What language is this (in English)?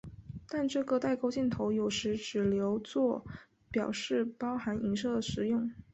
Chinese